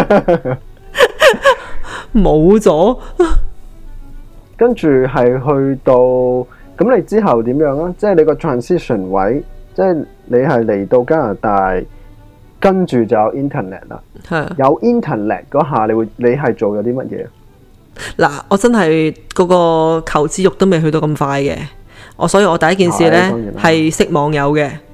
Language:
Chinese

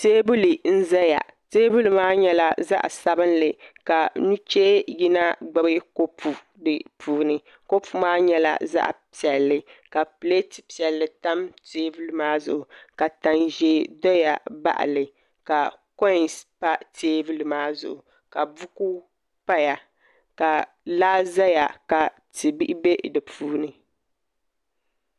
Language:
Dagbani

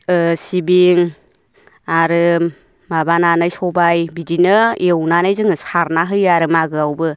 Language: Bodo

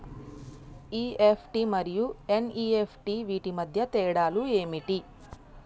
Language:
Telugu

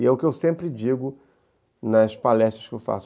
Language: Portuguese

